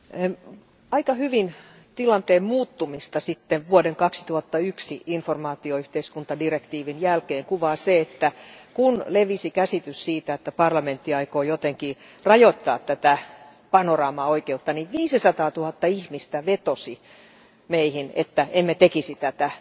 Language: Finnish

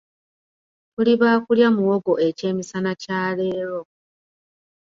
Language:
Ganda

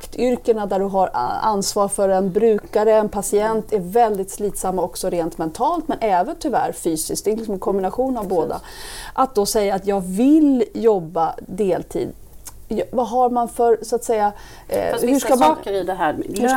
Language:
Swedish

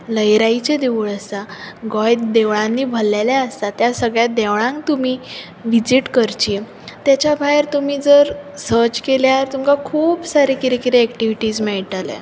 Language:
Konkani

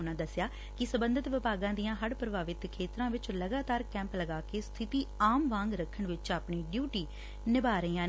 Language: Punjabi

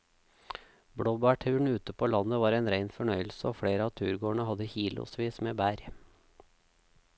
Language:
Norwegian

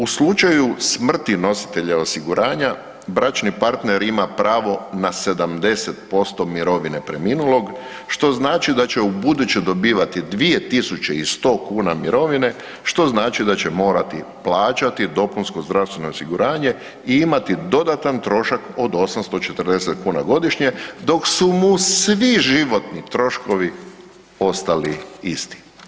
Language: Croatian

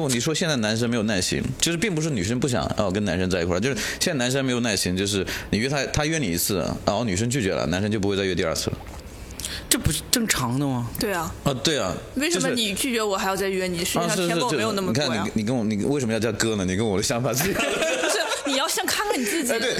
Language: Chinese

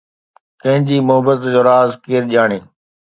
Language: Sindhi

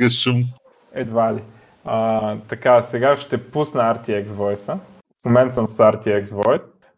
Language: Bulgarian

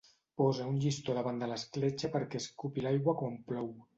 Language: Catalan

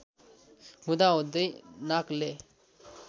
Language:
Nepali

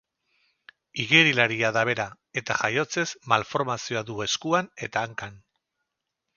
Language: Basque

